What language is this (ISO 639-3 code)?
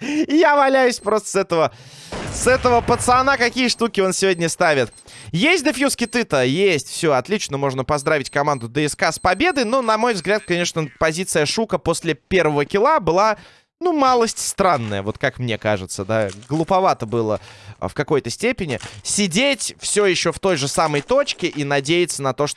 rus